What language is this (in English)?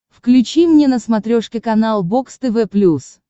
Russian